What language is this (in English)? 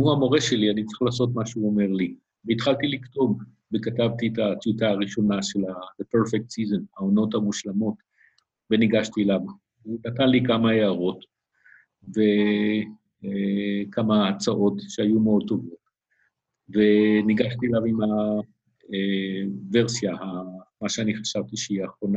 Hebrew